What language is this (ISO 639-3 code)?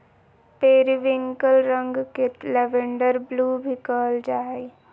mag